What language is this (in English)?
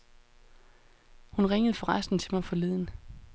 Danish